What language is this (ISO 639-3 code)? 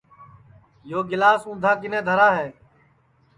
ssi